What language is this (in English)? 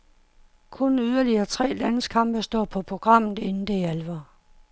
Danish